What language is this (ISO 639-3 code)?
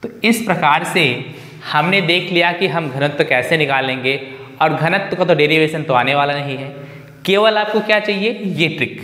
hin